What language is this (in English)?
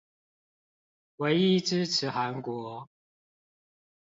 Chinese